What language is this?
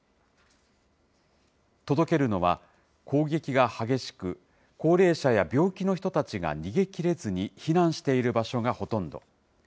Japanese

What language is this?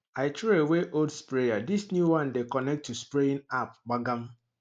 Nigerian Pidgin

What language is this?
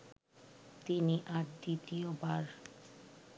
Bangla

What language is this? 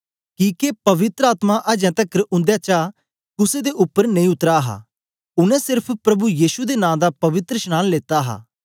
Dogri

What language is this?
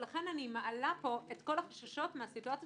Hebrew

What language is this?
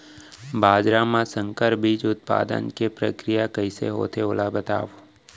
Chhattisgarhi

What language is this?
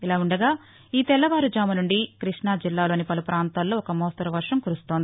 Telugu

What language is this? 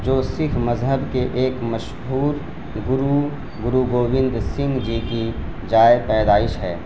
Urdu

